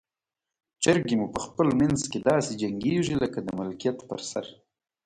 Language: Pashto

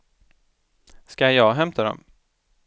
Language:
Swedish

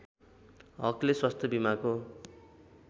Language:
Nepali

